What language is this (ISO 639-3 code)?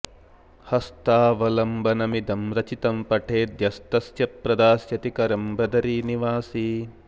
san